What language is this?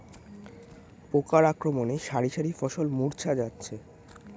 Bangla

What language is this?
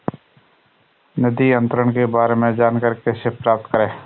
Hindi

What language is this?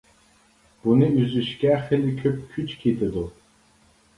Uyghur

